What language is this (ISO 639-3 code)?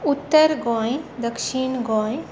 kok